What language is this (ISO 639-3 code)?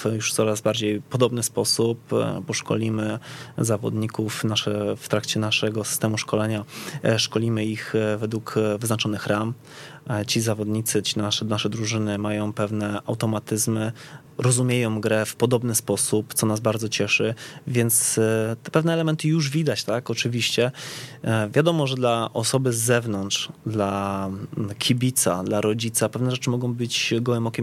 pol